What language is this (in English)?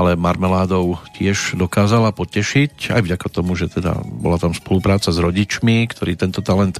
Slovak